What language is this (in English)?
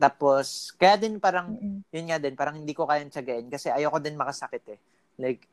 Filipino